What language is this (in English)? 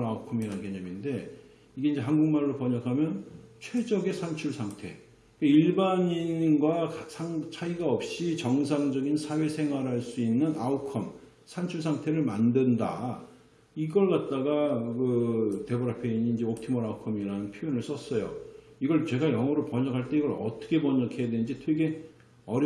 Korean